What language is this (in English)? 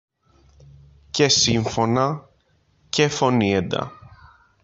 Greek